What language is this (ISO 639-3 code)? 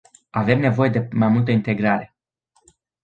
ron